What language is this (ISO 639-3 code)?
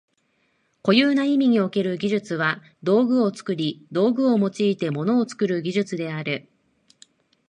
jpn